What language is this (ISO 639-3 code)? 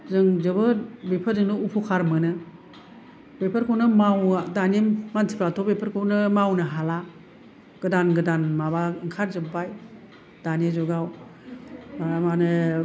brx